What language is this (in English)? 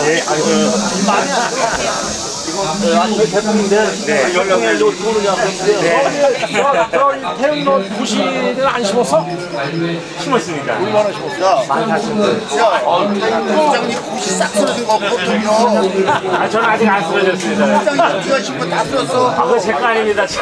Korean